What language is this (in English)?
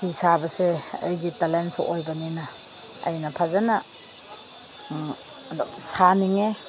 Manipuri